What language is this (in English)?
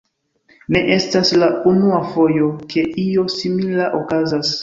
Esperanto